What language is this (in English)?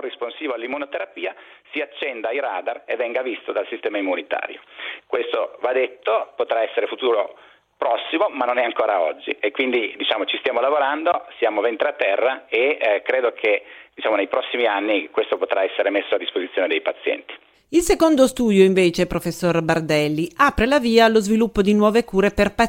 Italian